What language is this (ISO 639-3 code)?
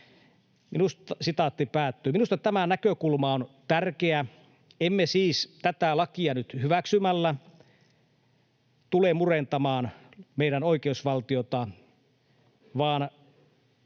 fin